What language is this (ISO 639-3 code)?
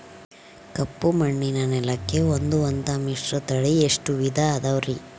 kan